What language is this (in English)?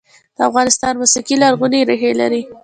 Pashto